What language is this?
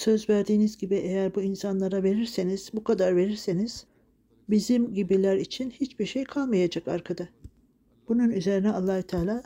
Turkish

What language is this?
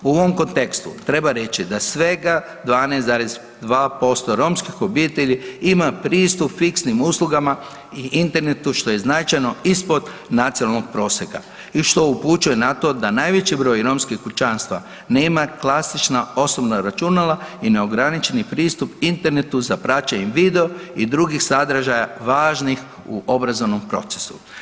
Croatian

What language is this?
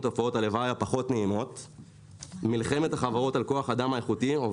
Hebrew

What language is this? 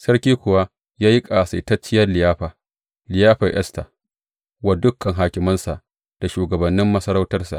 Hausa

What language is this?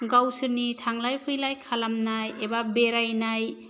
Bodo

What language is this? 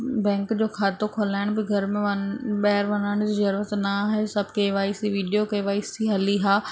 Sindhi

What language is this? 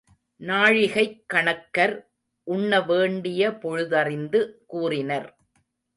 Tamil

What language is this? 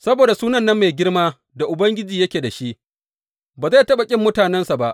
Hausa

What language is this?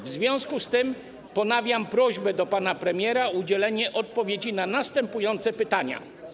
Polish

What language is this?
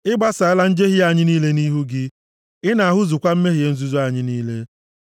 Igbo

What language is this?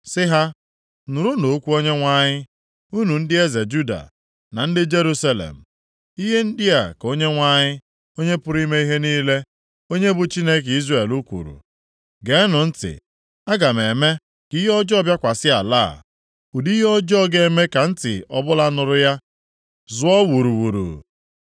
Igbo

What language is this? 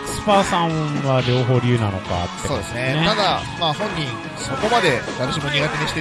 Japanese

